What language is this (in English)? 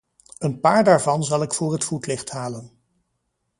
Dutch